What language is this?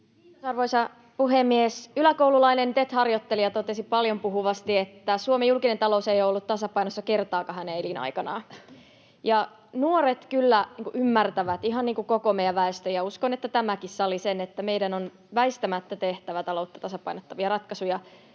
Finnish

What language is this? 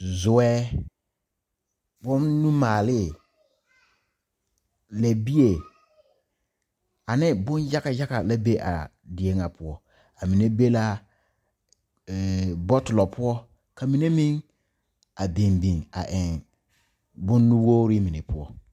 Southern Dagaare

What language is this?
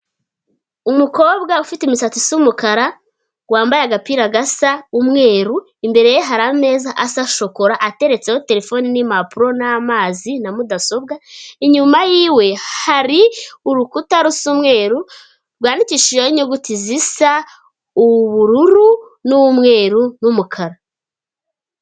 Kinyarwanda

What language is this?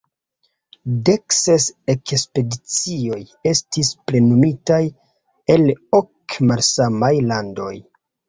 Esperanto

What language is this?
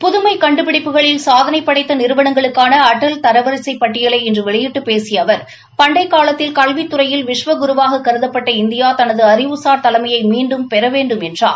Tamil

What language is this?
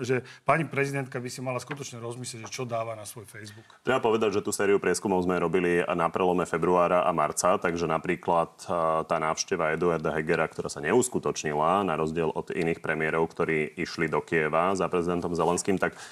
Slovak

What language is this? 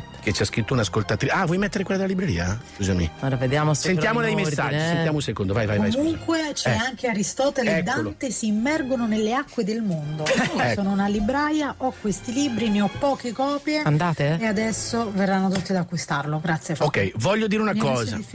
Italian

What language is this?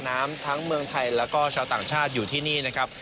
Thai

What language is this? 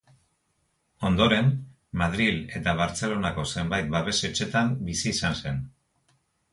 Basque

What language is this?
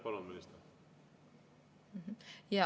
Estonian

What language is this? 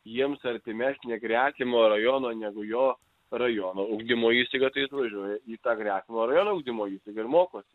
Lithuanian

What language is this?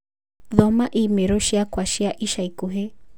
Kikuyu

